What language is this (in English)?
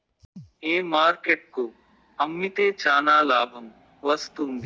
Telugu